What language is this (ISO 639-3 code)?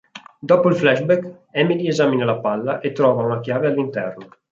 ita